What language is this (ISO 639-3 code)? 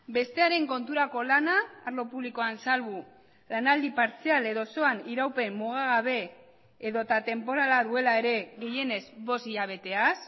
eus